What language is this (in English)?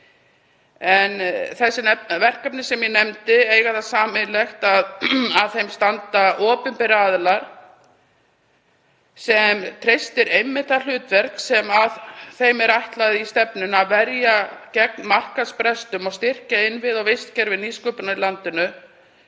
Icelandic